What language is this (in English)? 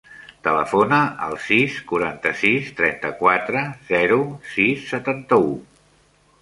Catalan